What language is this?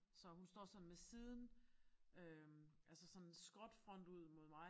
Danish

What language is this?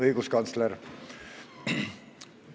Estonian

